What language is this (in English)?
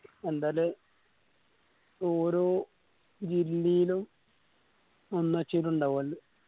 Malayalam